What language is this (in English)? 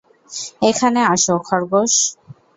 Bangla